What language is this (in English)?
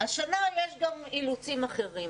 Hebrew